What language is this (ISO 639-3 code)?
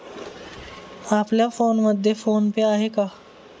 mar